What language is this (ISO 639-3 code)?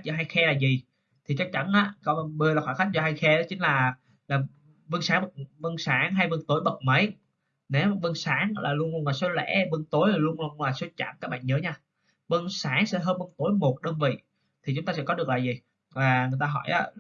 vie